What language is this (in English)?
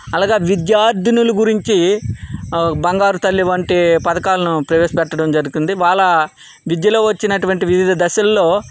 Telugu